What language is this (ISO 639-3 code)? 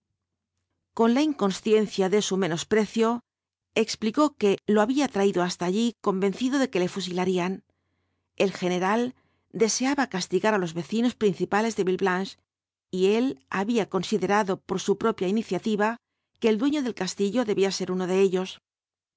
spa